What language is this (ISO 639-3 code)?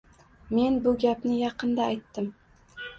uzb